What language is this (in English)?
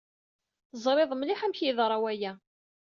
Kabyle